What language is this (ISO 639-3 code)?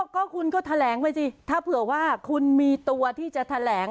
tha